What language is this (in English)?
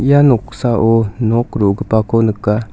Garo